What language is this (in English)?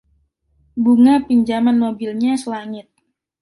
Indonesian